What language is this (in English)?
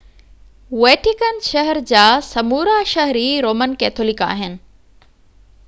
Sindhi